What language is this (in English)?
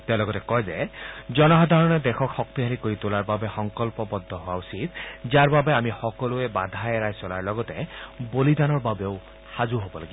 Assamese